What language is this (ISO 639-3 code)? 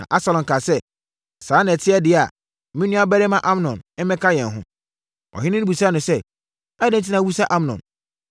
aka